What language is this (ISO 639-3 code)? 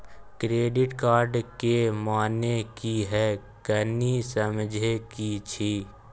mai